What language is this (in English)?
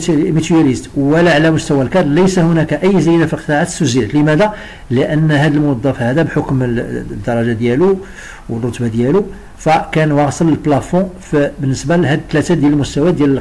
Arabic